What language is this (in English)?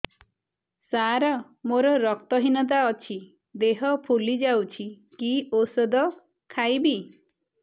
Odia